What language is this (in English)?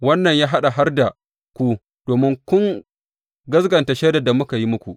Hausa